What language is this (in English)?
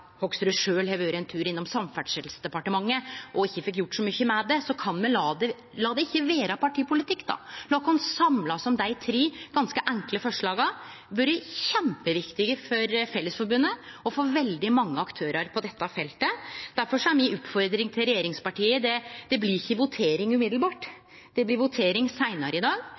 Norwegian Nynorsk